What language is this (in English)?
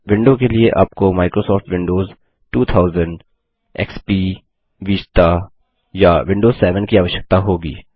Hindi